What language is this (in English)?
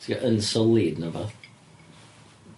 Welsh